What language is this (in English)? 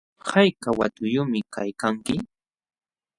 Jauja Wanca Quechua